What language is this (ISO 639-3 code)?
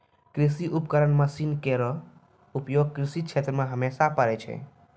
mai